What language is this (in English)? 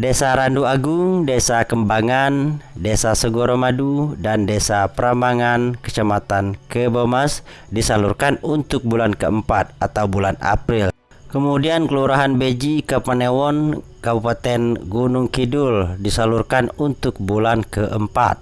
Indonesian